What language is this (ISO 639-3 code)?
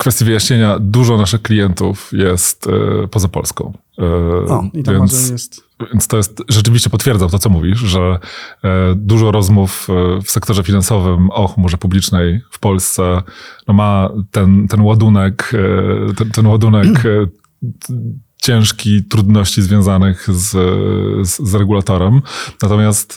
pol